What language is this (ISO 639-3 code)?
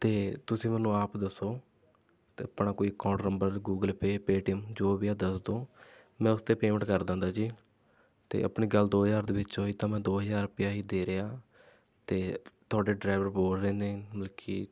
pan